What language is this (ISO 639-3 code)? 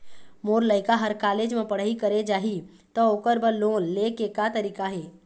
hne